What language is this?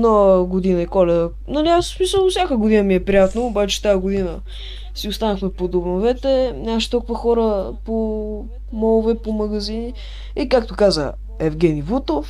Bulgarian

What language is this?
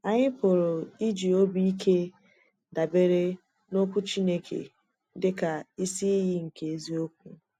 Igbo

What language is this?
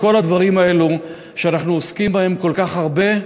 Hebrew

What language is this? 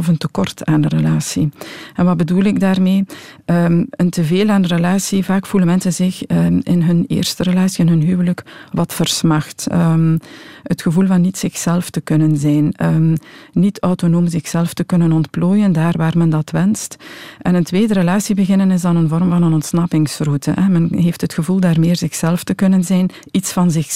Dutch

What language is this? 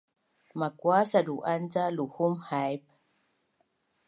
Bunun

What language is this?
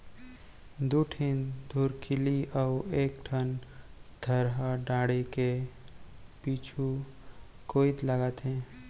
Chhattisgarhi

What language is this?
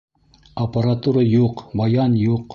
Bashkir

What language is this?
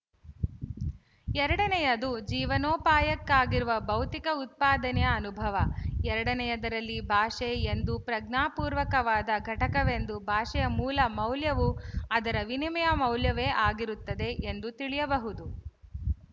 Kannada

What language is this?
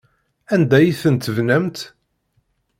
Kabyle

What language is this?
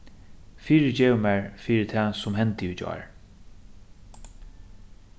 Faroese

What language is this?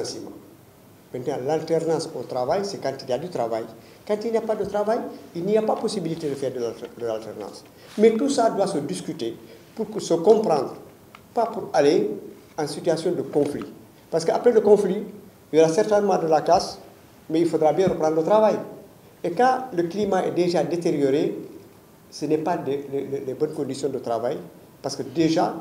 French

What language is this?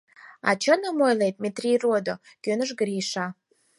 Mari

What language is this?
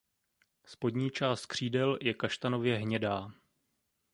Czech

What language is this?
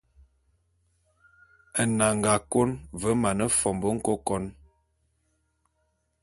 Bulu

